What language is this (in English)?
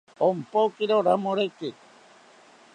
South Ucayali Ashéninka